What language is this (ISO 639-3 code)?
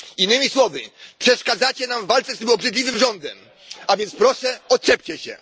pol